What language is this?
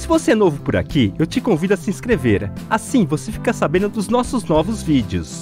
Portuguese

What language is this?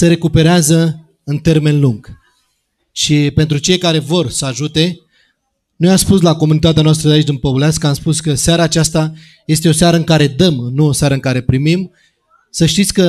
Romanian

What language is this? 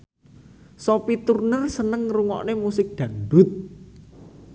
Javanese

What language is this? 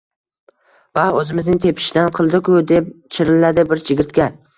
Uzbek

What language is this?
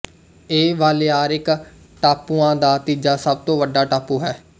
Punjabi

